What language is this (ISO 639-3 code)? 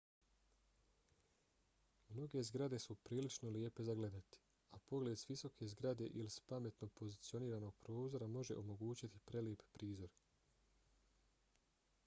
bos